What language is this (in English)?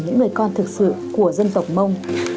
Vietnamese